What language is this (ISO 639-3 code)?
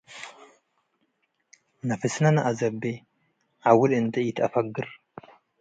tig